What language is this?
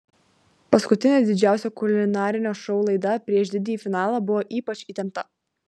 Lithuanian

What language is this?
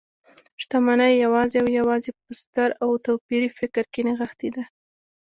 Pashto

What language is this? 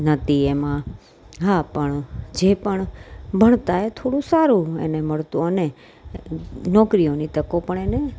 Gujarati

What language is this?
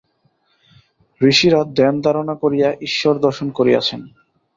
Bangla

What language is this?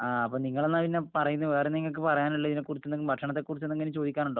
Malayalam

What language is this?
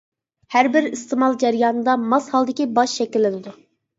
Uyghur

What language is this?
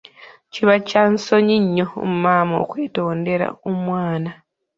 Ganda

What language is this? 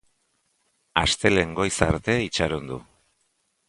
Basque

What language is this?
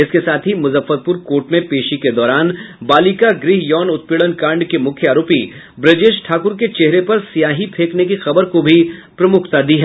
Hindi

